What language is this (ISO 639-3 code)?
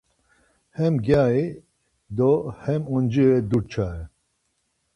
lzz